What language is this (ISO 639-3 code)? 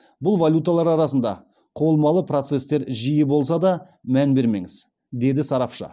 kaz